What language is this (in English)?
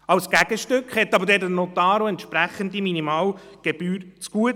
Swiss German